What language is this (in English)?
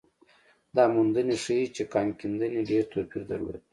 Pashto